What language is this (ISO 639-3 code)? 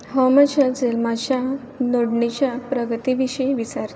kok